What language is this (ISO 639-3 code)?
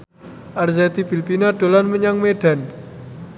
jav